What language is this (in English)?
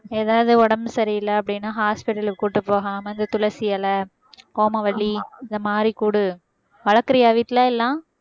Tamil